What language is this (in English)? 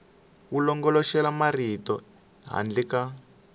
Tsonga